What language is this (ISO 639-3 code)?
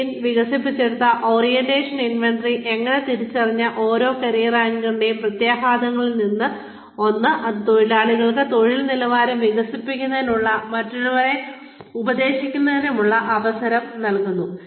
mal